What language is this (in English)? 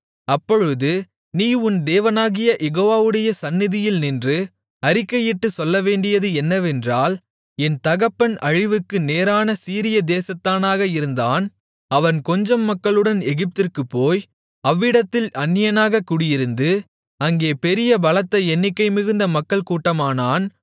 Tamil